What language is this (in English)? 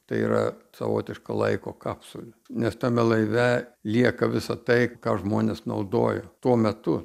Lithuanian